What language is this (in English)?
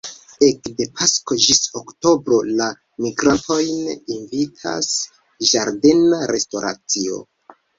Esperanto